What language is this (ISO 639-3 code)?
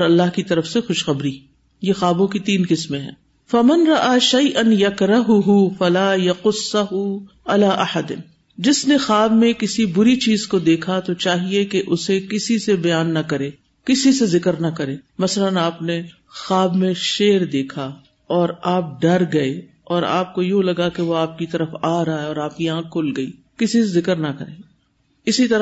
urd